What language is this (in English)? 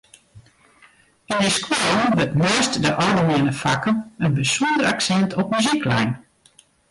Western Frisian